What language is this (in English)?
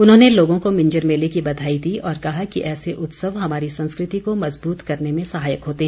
Hindi